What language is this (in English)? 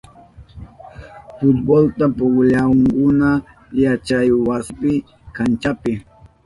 Southern Pastaza Quechua